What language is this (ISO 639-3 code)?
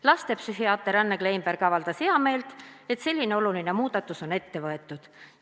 est